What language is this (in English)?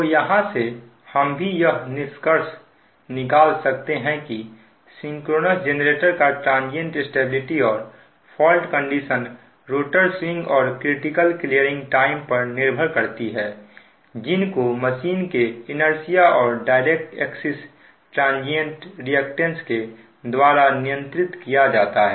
Hindi